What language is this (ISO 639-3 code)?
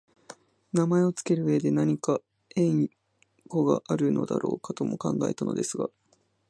jpn